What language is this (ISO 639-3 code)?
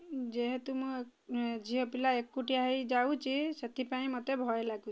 ori